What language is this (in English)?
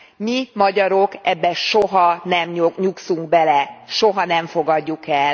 Hungarian